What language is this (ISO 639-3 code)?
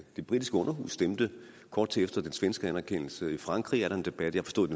dan